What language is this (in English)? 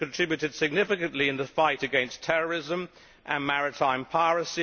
English